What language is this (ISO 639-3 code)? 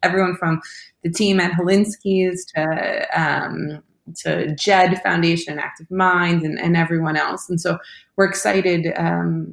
eng